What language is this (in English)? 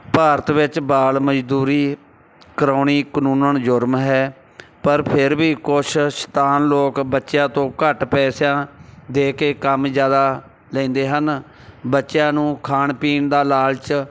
Punjabi